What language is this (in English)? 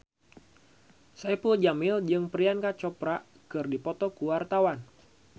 Sundanese